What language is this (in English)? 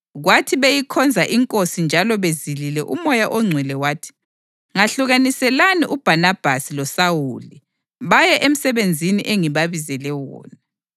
North Ndebele